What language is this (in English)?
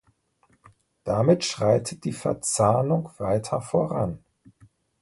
German